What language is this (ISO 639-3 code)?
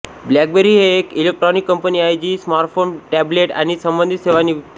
mar